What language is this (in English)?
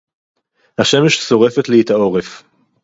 Hebrew